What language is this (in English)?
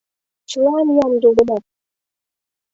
Mari